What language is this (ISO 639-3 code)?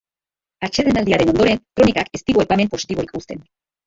eus